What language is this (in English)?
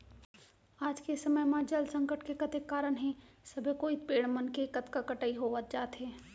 Chhattisgarhi